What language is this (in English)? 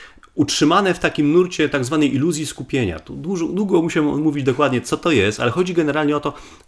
Polish